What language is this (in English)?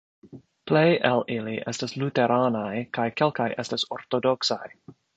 Esperanto